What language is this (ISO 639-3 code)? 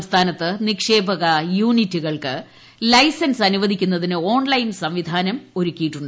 mal